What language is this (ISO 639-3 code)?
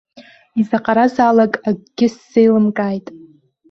abk